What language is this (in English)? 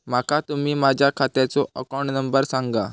Marathi